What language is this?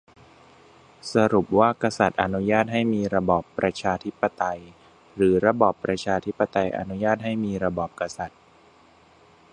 Thai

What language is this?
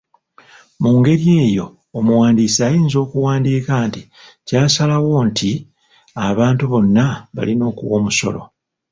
Ganda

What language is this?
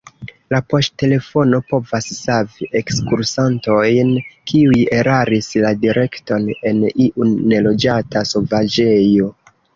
Esperanto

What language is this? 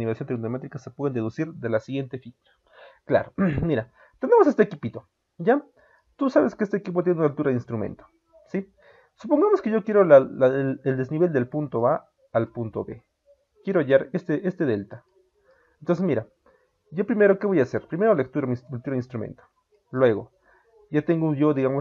Spanish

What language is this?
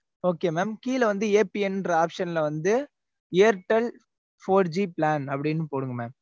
Tamil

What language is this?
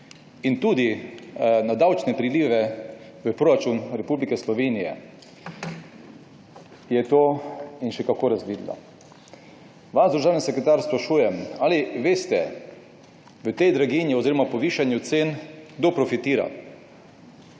Slovenian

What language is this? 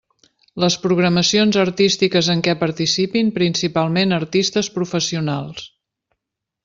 Catalan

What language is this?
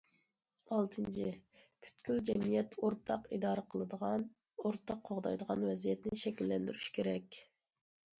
Uyghur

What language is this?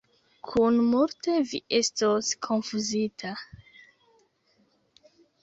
Esperanto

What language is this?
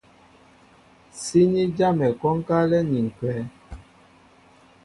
Mbo (Cameroon)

